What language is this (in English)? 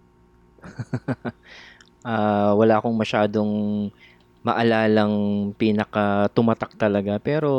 Filipino